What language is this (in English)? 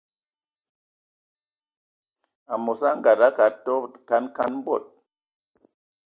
Ewondo